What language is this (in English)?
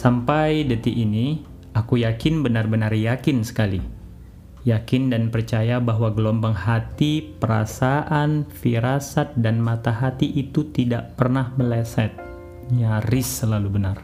Indonesian